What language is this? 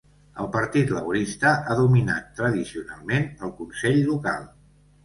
Catalan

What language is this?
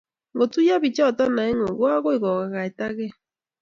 Kalenjin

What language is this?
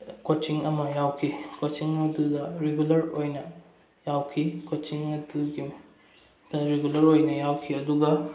Manipuri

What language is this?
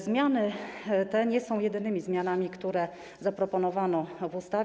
Polish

